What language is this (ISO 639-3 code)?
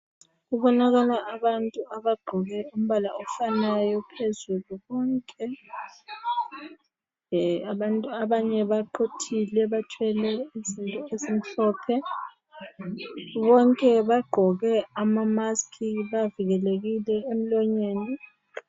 nde